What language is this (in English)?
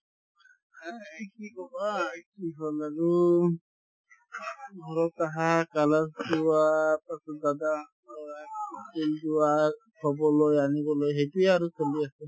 Assamese